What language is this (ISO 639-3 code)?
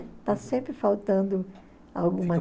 por